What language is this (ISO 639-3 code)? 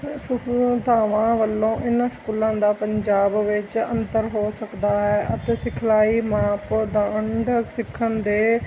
pan